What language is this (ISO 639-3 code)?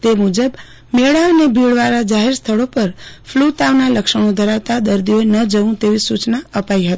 guj